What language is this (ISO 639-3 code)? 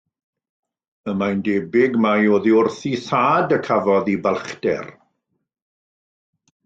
cym